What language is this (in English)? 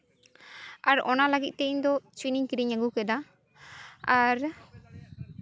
Santali